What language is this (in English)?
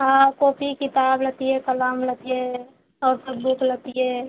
Maithili